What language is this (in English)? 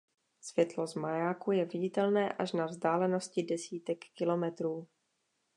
Czech